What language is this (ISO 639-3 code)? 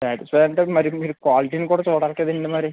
tel